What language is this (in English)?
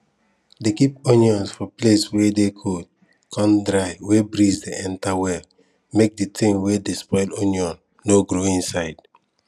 Nigerian Pidgin